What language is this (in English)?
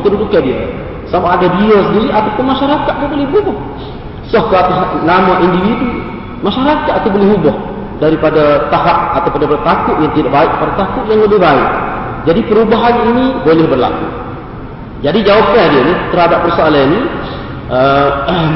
Malay